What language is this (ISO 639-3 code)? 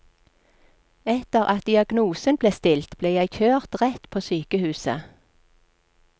nor